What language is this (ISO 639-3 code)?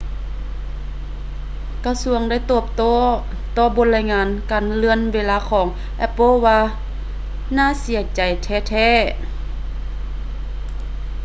lao